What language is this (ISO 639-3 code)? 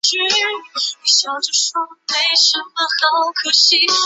zho